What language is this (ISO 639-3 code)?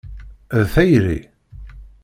kab